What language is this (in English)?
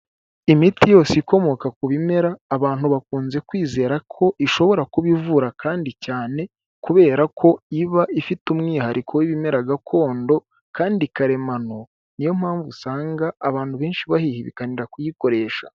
Kinyarwanda